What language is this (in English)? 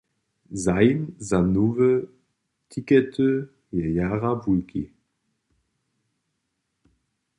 Upper Sorbian